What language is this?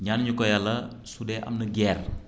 Wolof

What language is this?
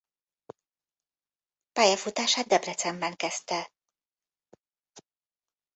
Hungarian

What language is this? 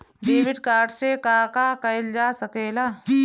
Bhojpuri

